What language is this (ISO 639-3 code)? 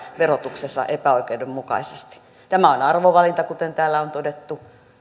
fin